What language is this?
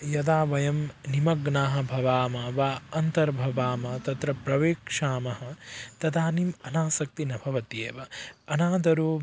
Sanskrit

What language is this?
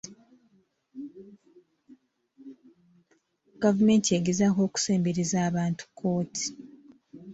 Ganda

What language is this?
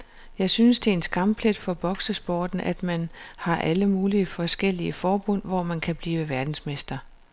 Danish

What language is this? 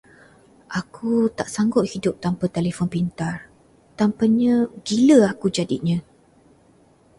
Malay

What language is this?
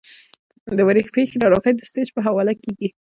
Pashto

